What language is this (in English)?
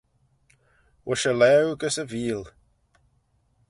Manx